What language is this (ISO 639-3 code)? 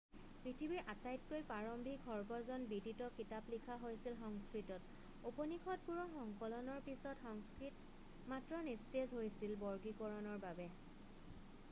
asm